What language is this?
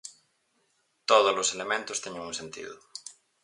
Galician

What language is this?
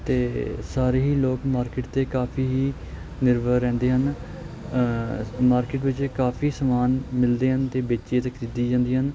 Punjabi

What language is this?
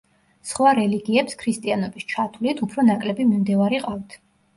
Georgian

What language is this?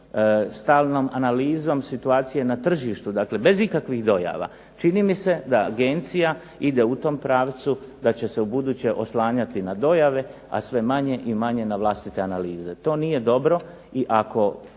Croatian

